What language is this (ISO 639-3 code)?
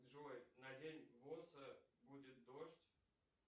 rus